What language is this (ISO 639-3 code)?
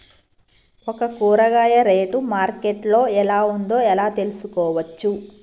tel